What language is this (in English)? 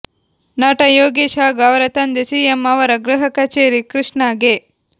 Kannada